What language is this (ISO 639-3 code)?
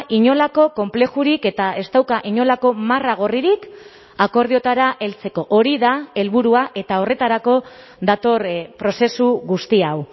eus